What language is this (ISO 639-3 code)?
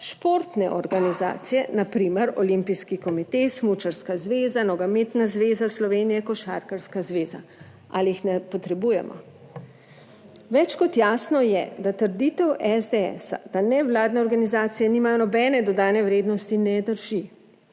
slv